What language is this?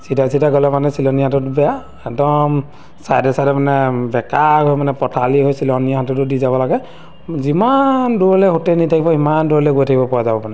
Assamese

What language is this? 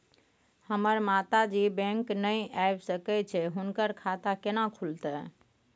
Maithili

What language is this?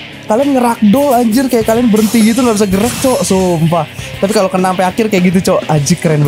Indonesian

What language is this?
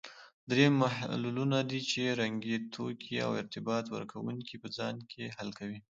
Pashto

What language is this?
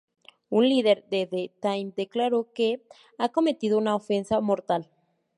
Spanish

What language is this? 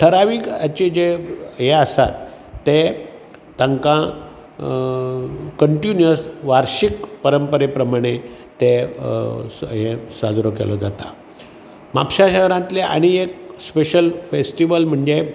Konkani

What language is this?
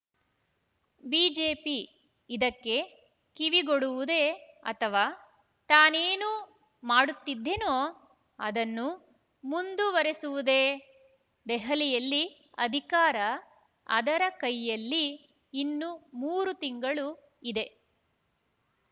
Kannada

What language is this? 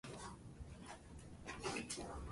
Japanese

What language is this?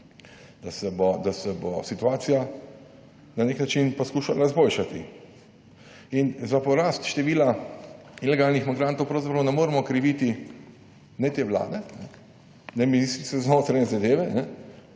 Slovenian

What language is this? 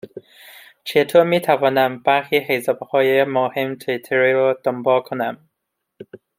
Persian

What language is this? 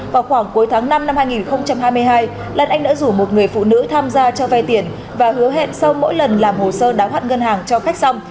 Vietnamese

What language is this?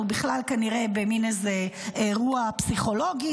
Hebrew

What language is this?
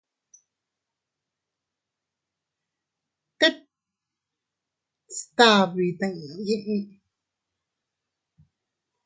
Teutila Cuicatec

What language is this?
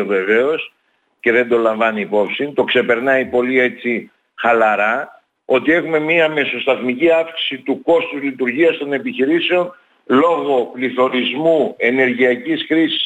Greek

